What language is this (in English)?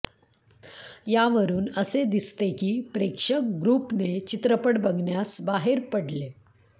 Marathi